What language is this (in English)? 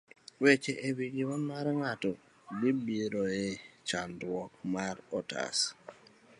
Luo (Kenya and Tanzania)